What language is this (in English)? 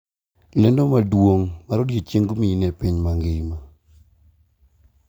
Luo (Kenya and Tanzania)